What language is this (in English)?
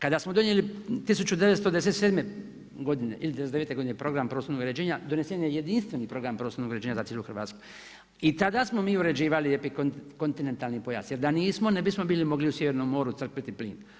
Croatian